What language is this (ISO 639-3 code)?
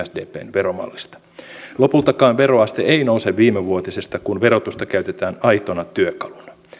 fin